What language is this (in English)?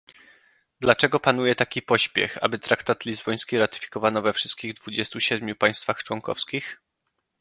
Polish